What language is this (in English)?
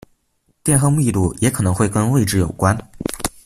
Chinese